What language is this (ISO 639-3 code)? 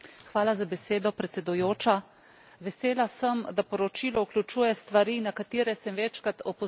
slv